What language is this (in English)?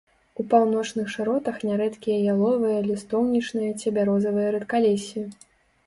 Belarusian